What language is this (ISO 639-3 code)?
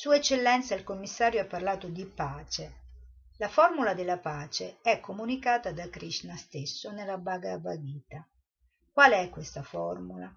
ita